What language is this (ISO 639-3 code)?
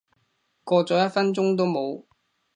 yue